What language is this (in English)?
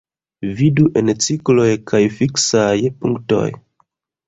Esperanto